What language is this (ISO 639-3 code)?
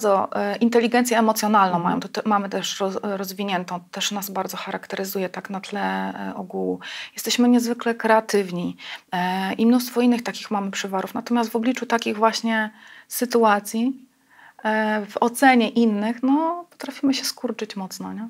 pol